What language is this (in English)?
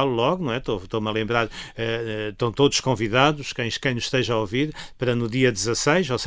Portuguese